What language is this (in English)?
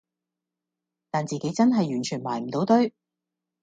Cantonese